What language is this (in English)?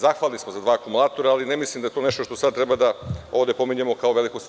Serbian